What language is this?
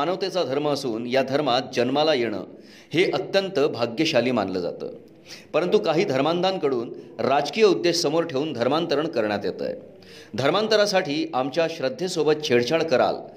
Marathi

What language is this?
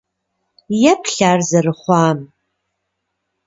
Kabardian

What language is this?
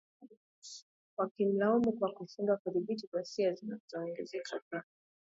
Swahili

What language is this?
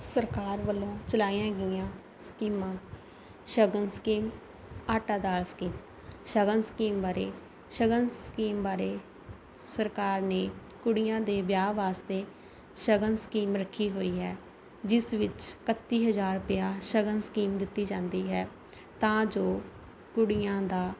Punjabi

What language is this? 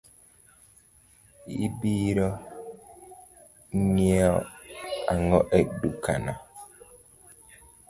Luo (Kenya and Tanzania)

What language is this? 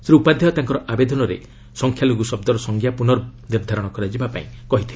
Odia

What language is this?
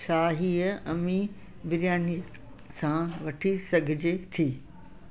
Sindhi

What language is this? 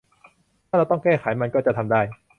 Thai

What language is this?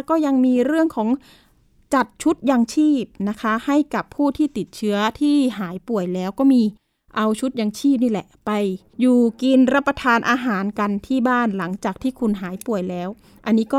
Thai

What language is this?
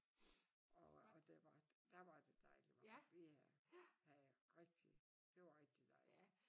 Danish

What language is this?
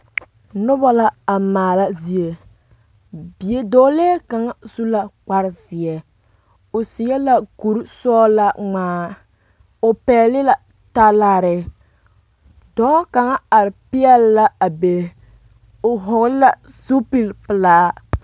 Southern Dagaare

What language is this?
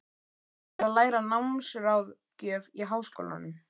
Icelandic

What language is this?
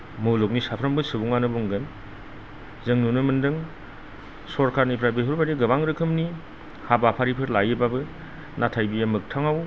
Bodo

